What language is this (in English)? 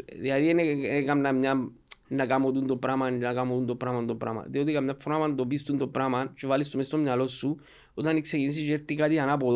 Greek